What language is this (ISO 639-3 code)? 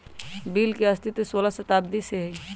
mag